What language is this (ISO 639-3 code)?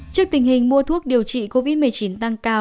vie